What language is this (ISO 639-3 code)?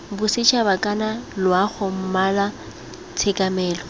tsn